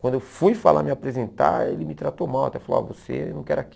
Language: Portuguese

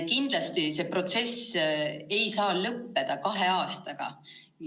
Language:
Estonian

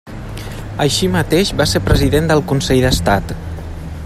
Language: Catalan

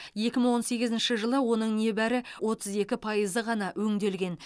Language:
Kazakh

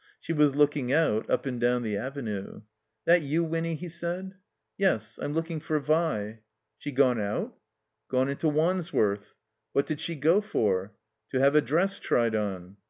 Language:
English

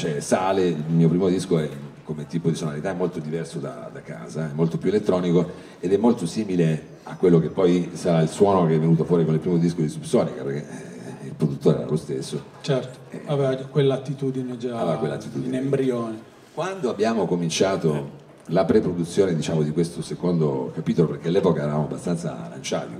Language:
Italian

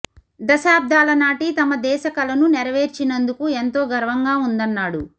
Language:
Telugu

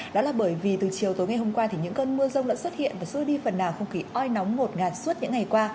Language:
Vietnamese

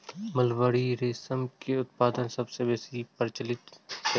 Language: Maithili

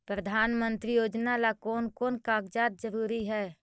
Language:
Magahi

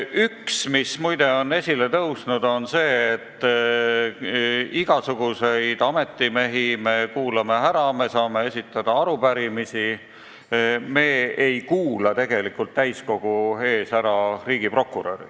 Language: Estonian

